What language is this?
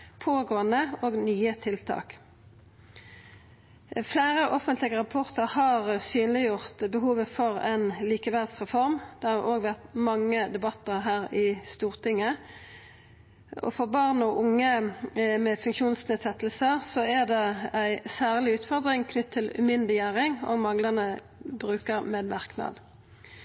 Norwegian Nynorsk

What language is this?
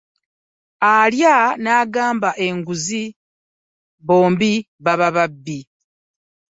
Ganda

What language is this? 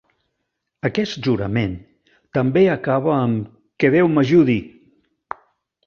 Catalan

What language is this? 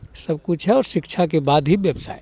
Hindi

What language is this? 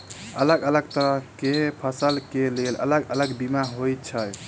Maithili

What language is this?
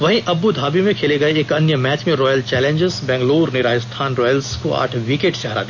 Hindi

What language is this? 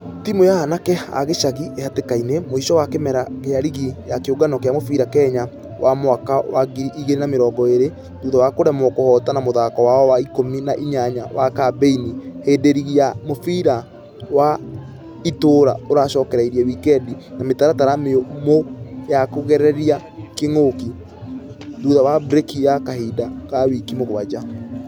Kikuyu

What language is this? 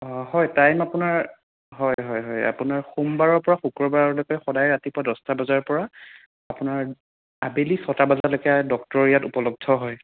Assamese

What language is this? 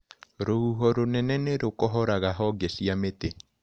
Kikuyu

